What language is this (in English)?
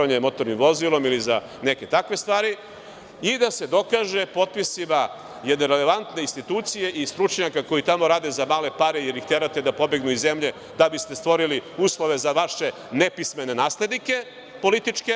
Serbian